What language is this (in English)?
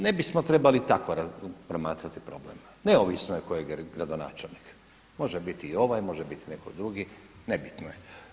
Croatian